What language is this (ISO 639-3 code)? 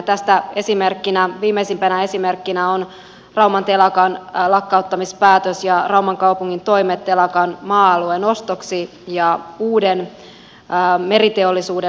fin